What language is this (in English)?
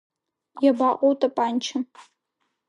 Abkhazian